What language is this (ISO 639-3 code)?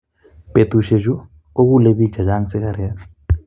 kln